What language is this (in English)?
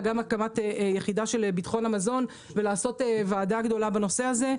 Hebrew